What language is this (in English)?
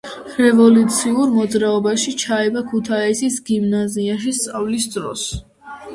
Georgian